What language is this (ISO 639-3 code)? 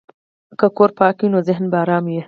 pus